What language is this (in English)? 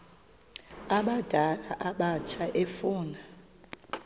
Xhosa